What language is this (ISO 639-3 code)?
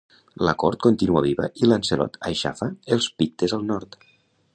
cat